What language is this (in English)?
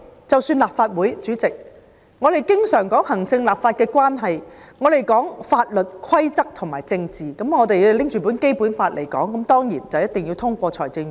Cantonese